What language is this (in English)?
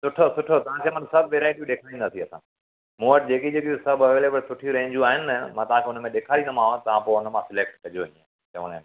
Sindhi